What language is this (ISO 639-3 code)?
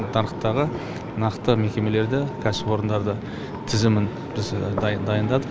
kaz